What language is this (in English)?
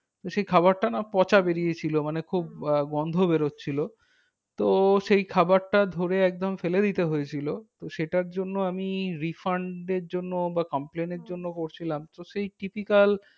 Bangla